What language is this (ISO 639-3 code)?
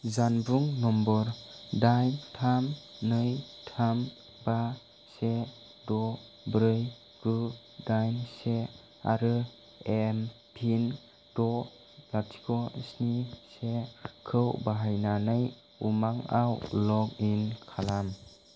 brx